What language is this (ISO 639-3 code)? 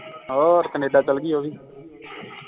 pan